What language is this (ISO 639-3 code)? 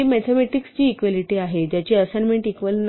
mar